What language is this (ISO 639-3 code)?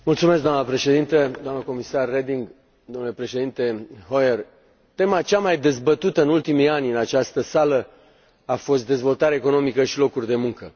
ron